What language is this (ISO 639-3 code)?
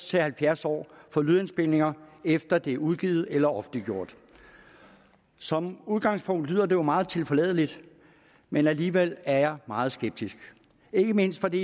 dan